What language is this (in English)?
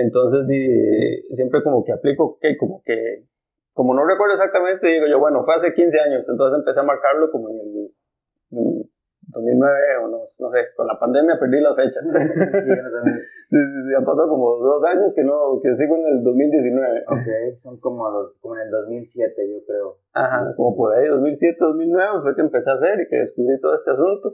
Spanish